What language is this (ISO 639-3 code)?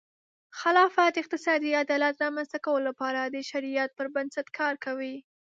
pus